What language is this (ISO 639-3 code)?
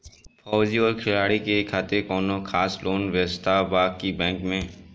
bho